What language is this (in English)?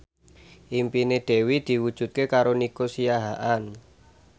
Javanese